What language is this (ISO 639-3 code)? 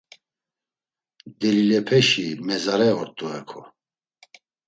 lzz